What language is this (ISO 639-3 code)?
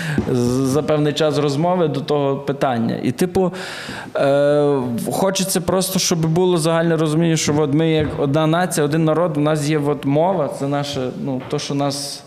ukr